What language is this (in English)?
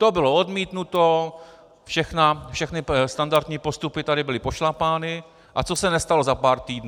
Czech